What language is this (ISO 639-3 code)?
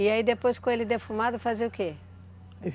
por